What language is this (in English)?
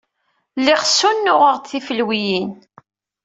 Kabyle